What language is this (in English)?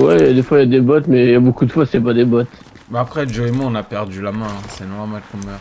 French